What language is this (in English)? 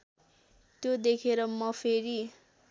Nepali